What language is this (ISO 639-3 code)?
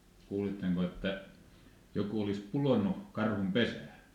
fin